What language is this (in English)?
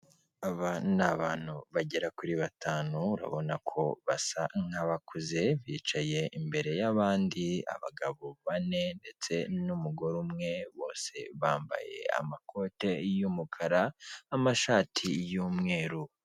Kinyarwanda